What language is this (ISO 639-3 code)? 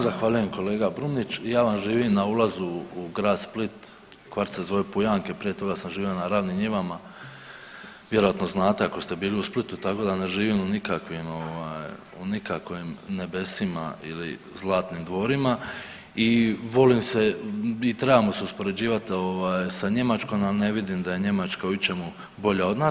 hrv